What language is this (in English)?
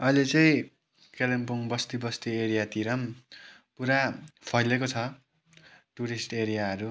Nepali